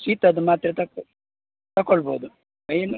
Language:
Kannada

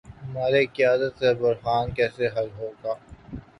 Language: Urdu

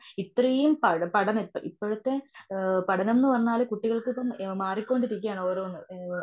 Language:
Malayalam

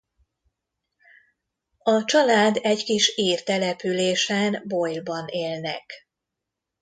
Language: Hungarian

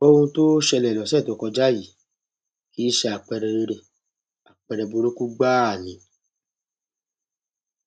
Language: Yoruba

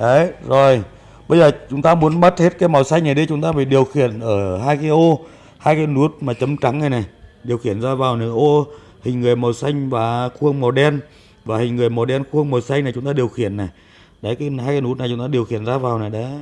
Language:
Vietnamese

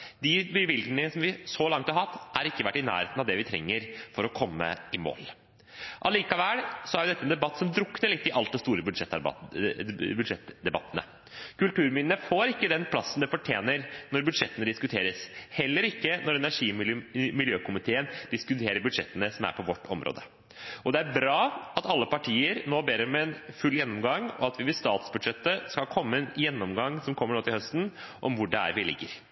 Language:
Norwegian Bokmål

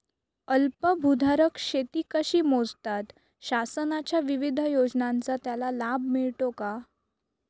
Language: Marathi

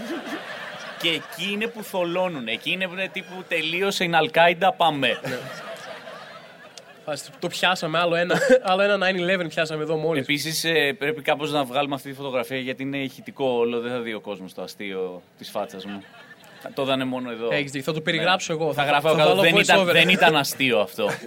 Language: Greek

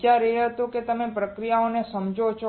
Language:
Gujarati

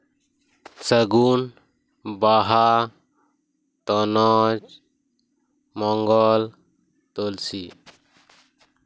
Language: Santali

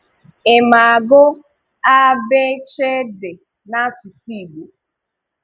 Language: Igbo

